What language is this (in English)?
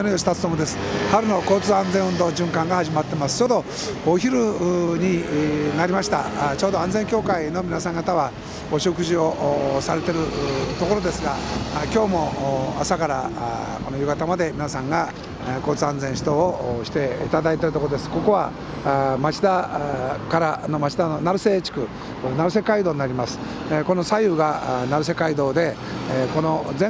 Japanese